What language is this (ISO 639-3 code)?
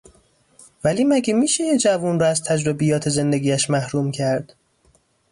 fas